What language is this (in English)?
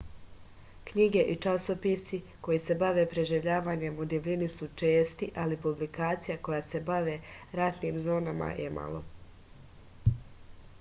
Serbian